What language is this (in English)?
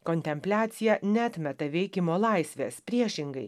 Lithuanian